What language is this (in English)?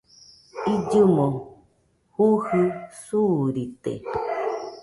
Nüpode Huitoto